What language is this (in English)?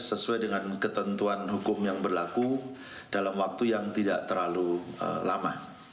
Indonesian